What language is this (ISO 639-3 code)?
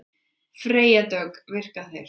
isl